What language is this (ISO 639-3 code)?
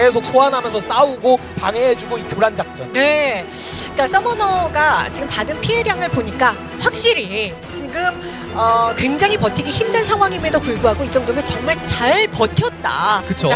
kor